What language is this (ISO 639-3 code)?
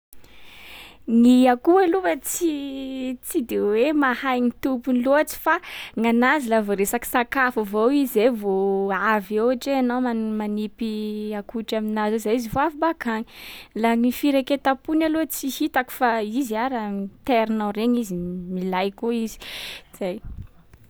skg